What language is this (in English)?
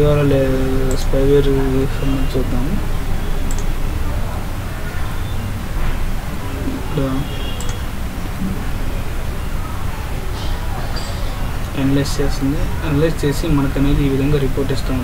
Arabic